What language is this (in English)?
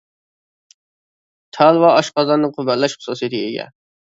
Uyghur